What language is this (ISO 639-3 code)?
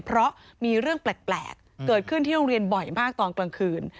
tha